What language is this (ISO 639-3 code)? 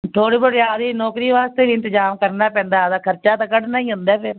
pan